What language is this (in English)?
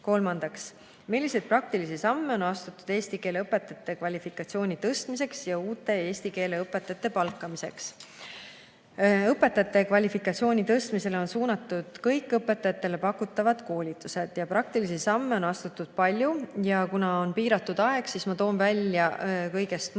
Estonian